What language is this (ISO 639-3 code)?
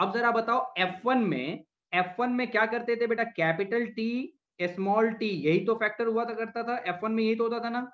hin